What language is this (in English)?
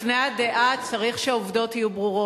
Hebrew